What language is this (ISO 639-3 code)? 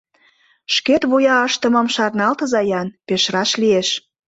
chm